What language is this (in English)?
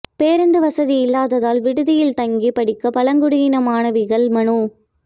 Tamil